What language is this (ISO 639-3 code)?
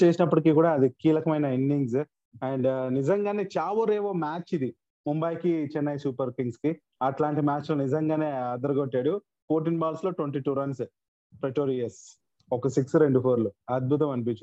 tel